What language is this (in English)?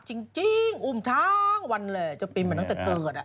Thai